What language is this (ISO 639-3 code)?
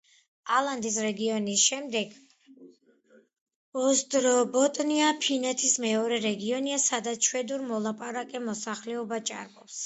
kat